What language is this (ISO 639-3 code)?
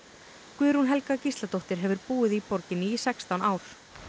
isl